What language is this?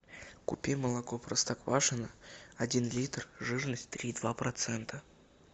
Russian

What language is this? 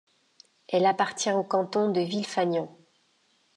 French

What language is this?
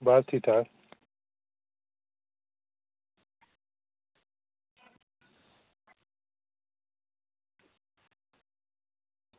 Dogri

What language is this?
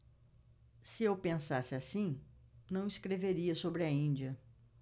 Portuguese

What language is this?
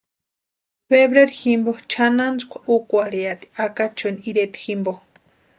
Western Highland Purepecha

